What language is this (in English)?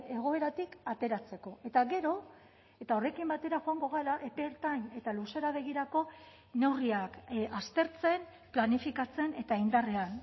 Basque